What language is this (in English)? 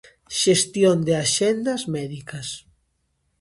Galician